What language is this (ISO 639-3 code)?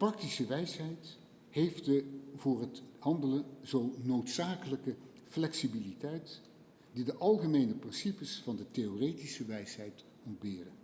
nld